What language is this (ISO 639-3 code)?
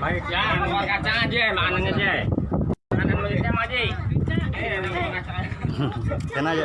ind